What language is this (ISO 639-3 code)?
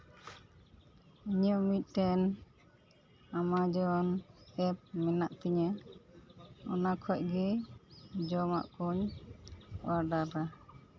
sat